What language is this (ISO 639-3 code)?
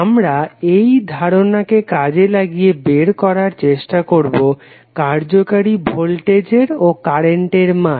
ben